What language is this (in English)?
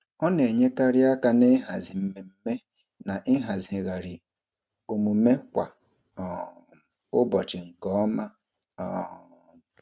Igbo